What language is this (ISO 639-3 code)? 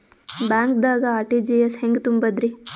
kan